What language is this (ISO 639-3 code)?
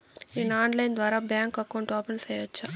tel